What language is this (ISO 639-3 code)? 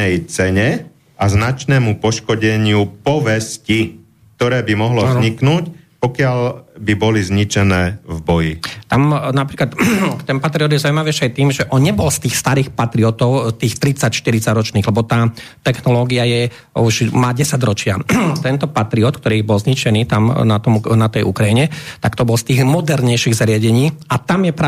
slk